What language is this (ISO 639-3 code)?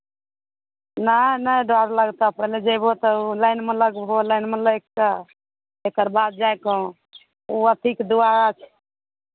mai